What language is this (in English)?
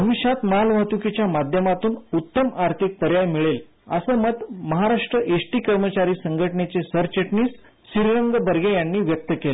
Marathi